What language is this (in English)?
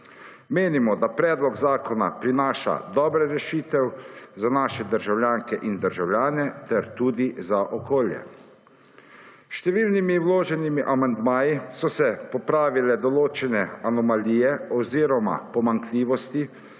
Slovenian